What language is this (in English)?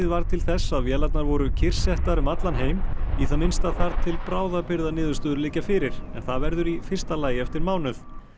Icelandic